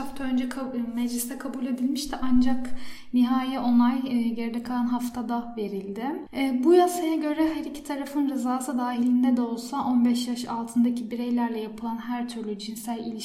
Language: Turkish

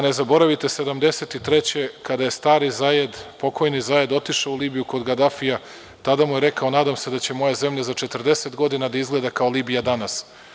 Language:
Serbian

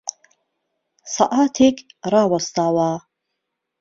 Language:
Central Kurdish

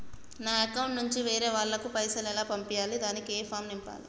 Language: Telugu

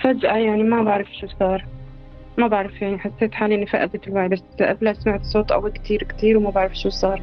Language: Arabic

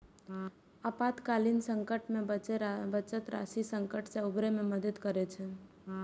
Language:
Maithili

